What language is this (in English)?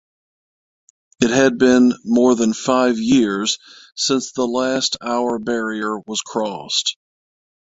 English